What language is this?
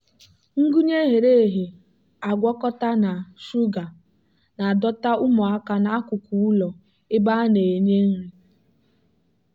Igbo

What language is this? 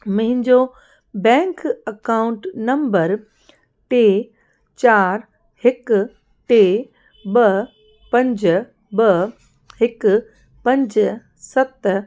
Sindhi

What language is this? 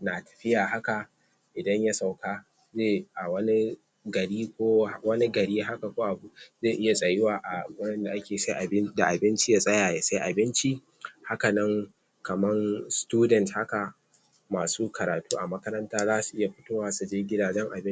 Hausa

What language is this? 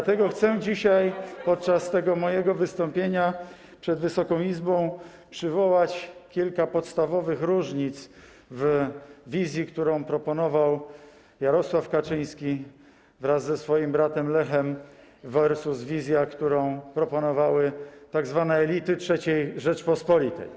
Polish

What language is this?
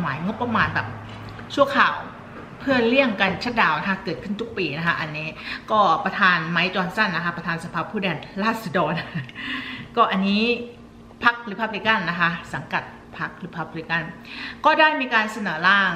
Thai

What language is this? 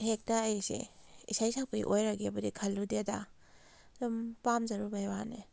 Manipuri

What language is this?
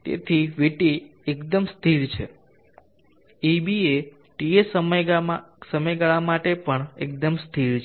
Gujarati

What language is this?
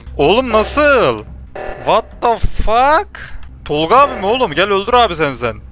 Turkish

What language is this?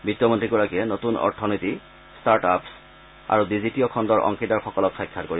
Assamese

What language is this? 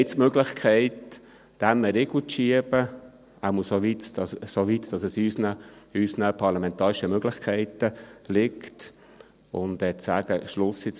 Swiss German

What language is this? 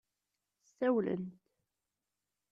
Kabyle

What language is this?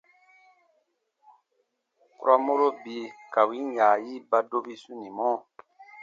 Baatonum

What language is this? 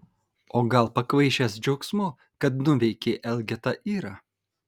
Lithuanian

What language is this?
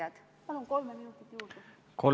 Estonian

